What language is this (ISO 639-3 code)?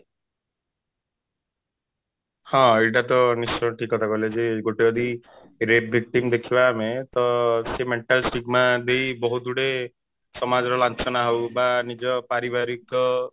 ori